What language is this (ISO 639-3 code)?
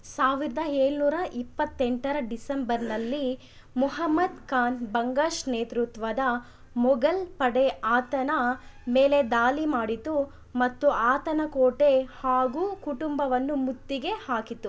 kan